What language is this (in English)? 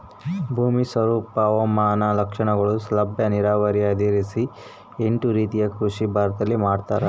Kannada